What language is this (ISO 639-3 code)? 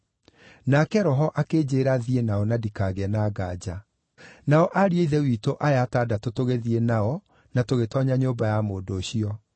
kik